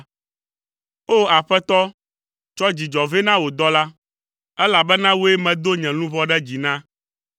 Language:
Ewe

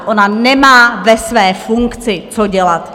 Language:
Czech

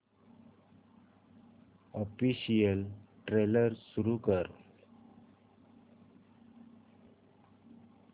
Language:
Marathi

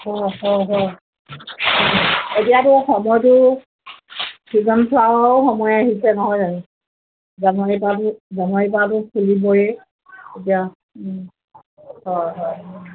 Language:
Assamese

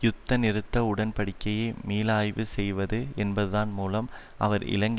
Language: Tamil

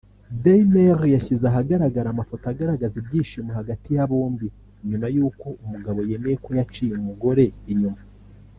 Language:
Kinyarwanda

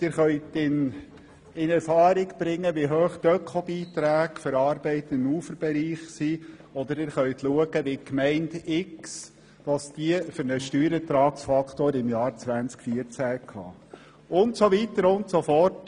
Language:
Swiss German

